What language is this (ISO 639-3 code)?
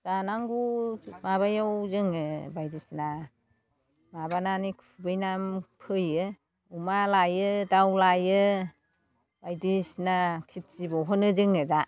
brx